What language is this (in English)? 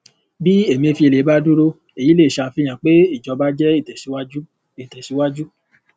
Yoruba